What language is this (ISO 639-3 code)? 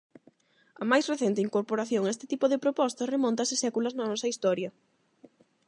glg